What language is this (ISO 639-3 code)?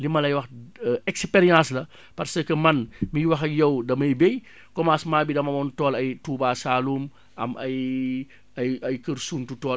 wol